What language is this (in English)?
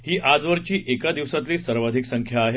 Marathi